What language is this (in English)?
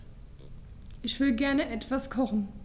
German